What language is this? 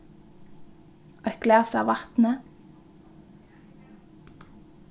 Faroese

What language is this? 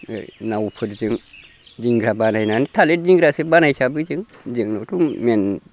Bodo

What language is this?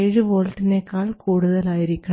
Malayalam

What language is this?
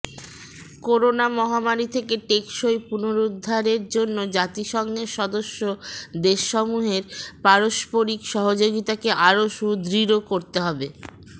Bangla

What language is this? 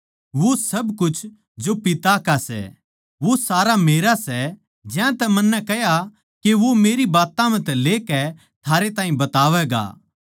Haryanvi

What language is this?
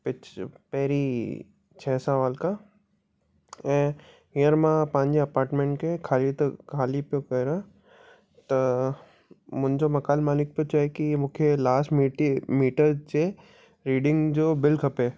Sindhi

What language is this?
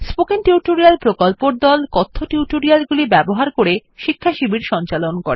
Bangla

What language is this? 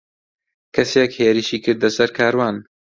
Central Kurdish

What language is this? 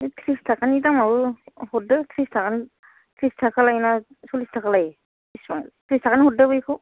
Bodo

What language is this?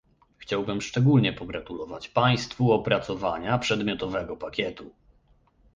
Polish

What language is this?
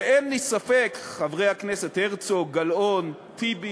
Hebrew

